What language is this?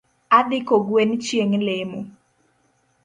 Luo (Kenya and Tanzania)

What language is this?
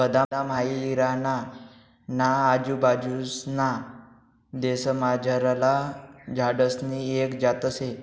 Marathi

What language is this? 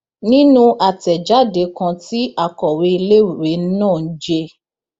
Yoruba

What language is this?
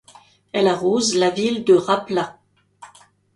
French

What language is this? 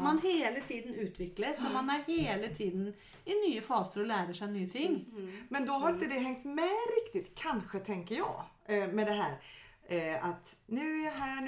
Swedish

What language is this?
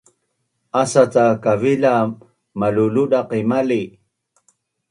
Bunun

